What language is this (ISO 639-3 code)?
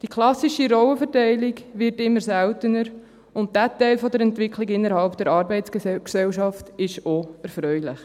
gsw